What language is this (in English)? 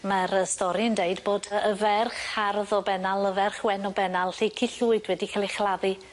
Welsh